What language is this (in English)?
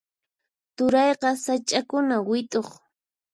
Puno Quechua